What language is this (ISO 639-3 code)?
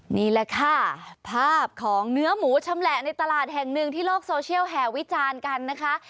tha